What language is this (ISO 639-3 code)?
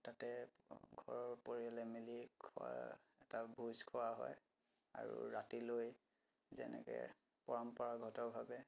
asm